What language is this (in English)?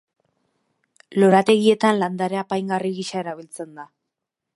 Basque